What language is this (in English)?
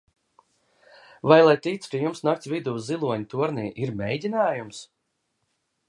Latvian